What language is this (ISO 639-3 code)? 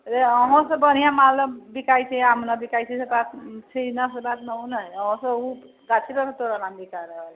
mai